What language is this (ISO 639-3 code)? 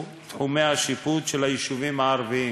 heb